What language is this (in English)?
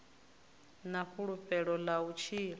Venda